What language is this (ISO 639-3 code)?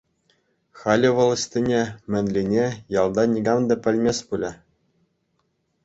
chv